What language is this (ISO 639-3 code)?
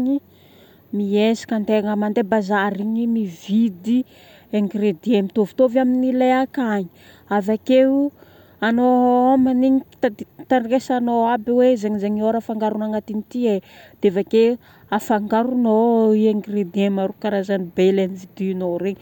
bmm